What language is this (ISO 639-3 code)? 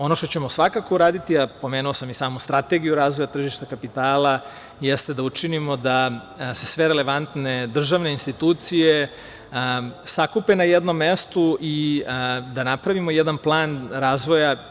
srp